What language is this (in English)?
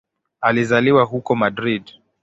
Swahili